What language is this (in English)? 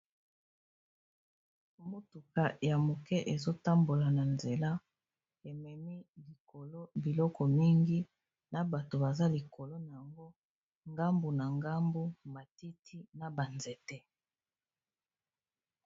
Lingala